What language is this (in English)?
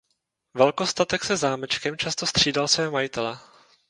Czech